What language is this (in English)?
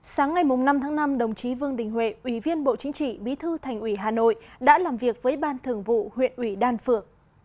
Vietnamese